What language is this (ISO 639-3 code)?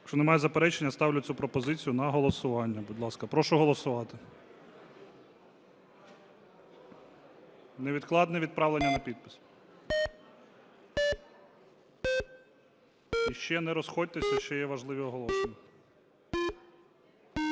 ukr